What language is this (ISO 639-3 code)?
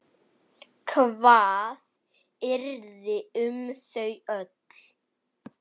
isl